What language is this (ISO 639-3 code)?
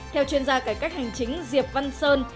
vie